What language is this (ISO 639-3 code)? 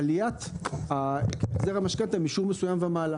heb